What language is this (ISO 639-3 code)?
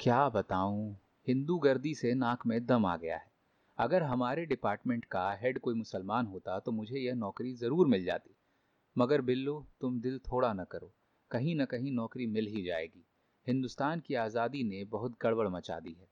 hin